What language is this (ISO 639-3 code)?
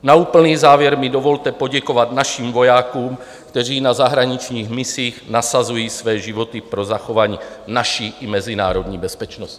ces